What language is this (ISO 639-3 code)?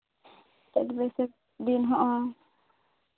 sat